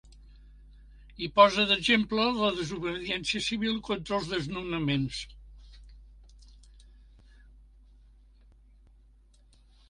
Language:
Catalan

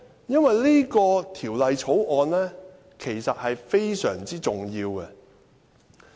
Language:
Cantonese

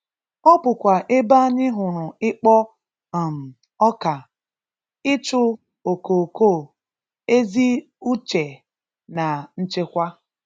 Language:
Igbo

